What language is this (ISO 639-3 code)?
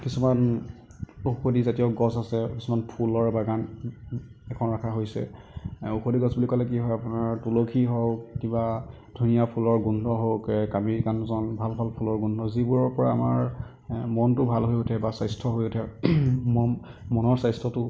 asm